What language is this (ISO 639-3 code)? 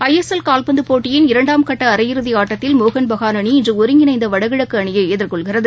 tam